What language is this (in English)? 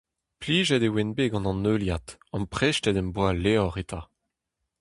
Breton